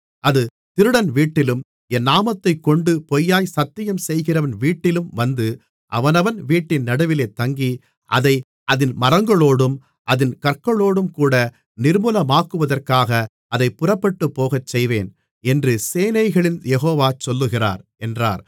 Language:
Tamil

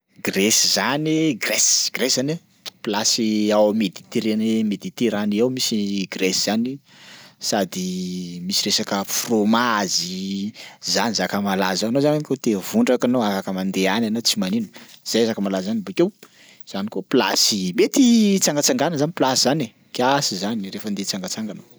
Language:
Sakalava Malagasy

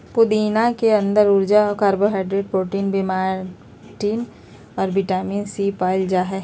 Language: Magahi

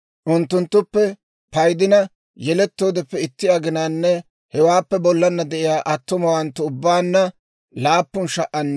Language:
Dawro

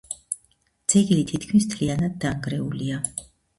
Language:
Georgian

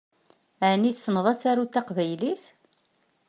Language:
Kabyle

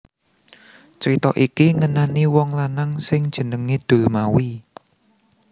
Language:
Javanese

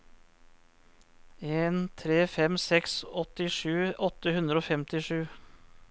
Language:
Norwegian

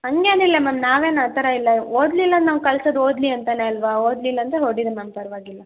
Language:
Kannada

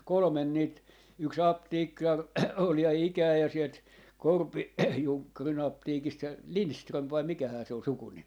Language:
Finnish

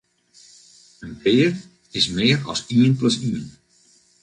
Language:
Western Frisian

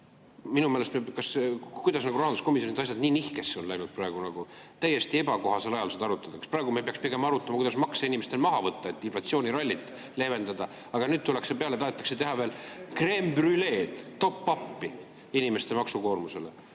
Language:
Estonian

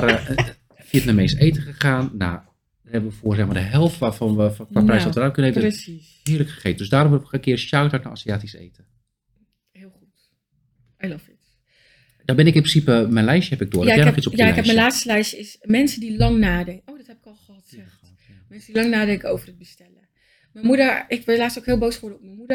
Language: Dutch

